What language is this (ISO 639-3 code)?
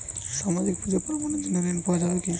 ben